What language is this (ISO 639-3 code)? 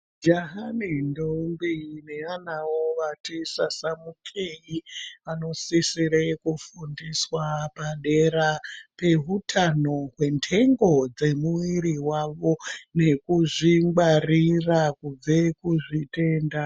ndc